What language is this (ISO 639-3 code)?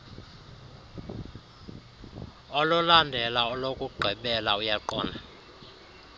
xho